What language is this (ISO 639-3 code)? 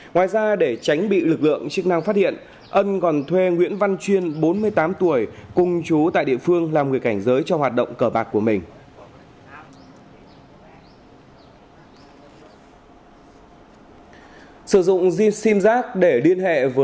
vie